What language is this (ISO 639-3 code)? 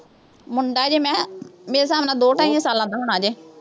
pan